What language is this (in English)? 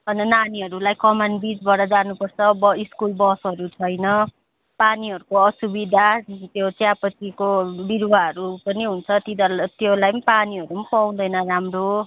Nepali